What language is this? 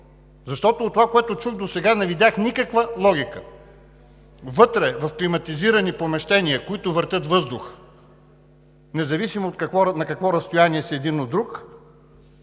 Bulgarian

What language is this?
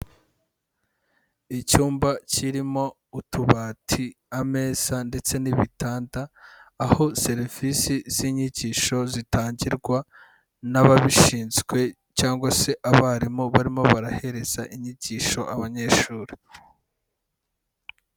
Kinyarwanda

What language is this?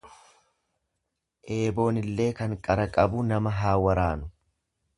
Oromo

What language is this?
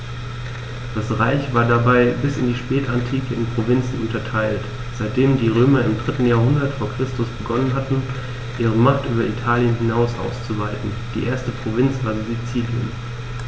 German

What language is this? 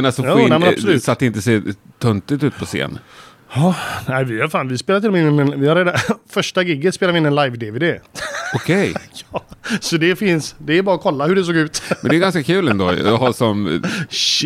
Swedish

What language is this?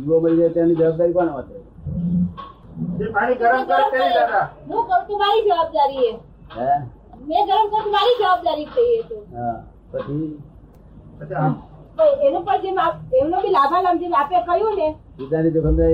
Gujarati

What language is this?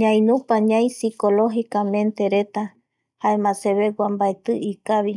Eastern Bolivian Guaraní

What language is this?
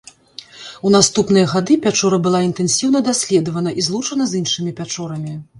Belarusian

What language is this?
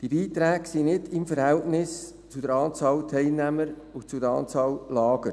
Swiss German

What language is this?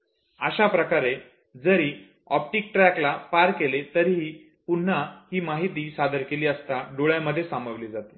Marathi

